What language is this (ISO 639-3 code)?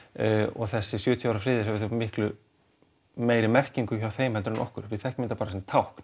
isl